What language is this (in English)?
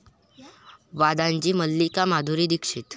Marathi